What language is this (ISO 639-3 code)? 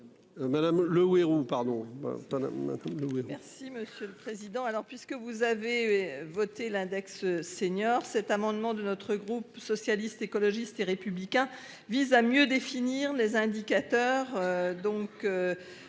fra